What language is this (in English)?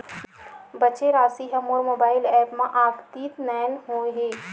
Chhattisgarhi